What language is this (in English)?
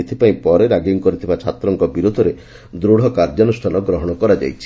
Odia